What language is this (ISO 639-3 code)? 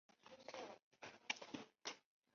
zho